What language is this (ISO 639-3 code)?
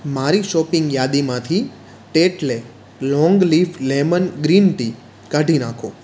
guj